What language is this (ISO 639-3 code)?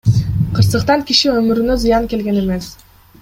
kir